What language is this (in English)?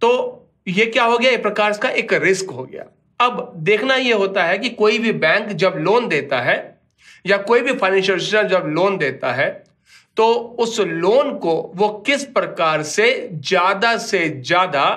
Hindi